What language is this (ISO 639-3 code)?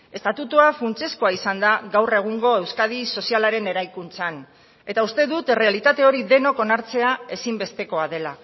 eus